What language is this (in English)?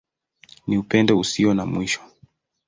Swahili